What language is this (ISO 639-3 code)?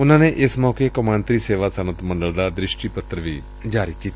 pan